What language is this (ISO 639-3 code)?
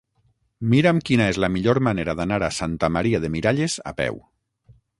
cat